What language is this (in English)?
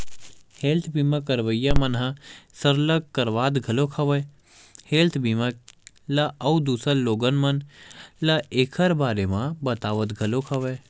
Chhattisgarhi